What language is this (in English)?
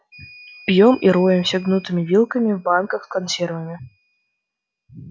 Russian